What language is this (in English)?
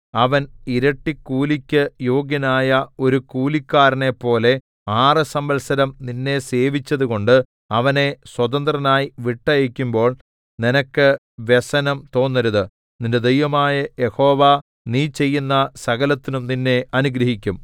Malayalam